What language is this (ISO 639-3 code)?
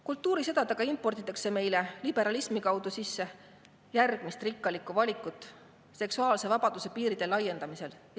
est